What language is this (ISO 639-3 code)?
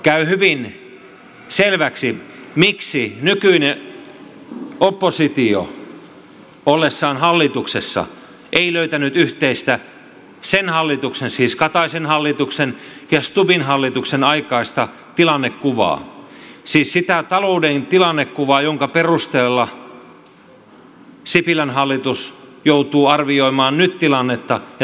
fin